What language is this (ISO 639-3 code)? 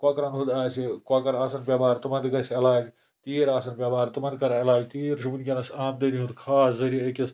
kas